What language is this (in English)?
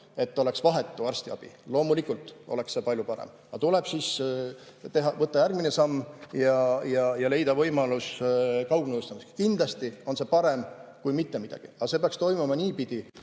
Estonian